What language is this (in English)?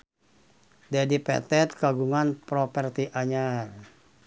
Sundanese